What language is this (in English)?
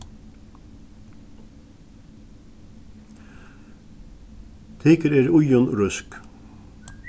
Faroese